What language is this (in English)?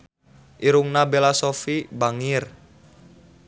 Sundanese